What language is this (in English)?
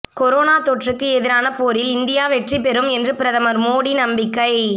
Tamil